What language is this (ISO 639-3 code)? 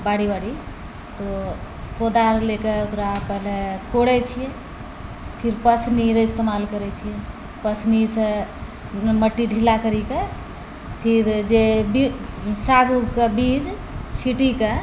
mai